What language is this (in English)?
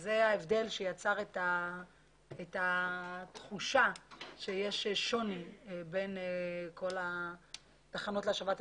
Hebrew